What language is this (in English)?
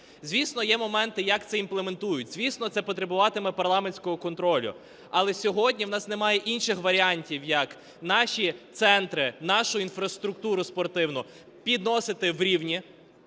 Ukrainian